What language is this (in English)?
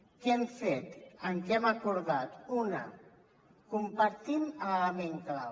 Catalan